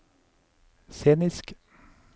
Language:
Norwegian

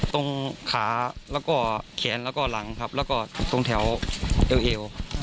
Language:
Thai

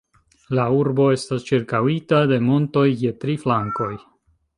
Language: Esperanto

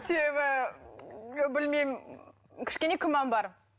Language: Kazakh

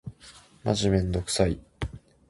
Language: Japanese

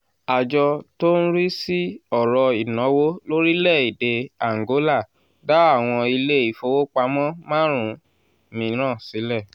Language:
Yoruba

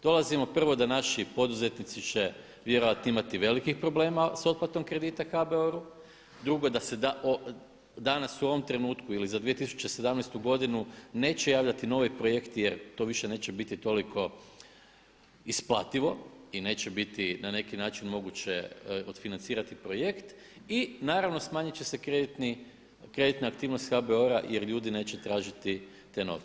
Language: Croatian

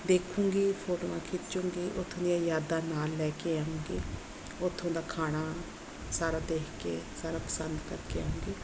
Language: Punjabi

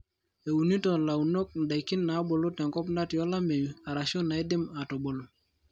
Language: Masai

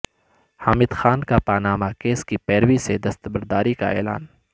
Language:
Urdu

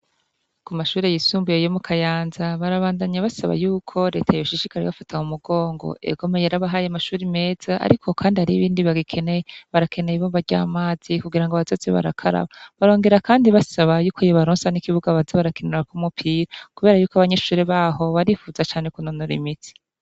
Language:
Rundi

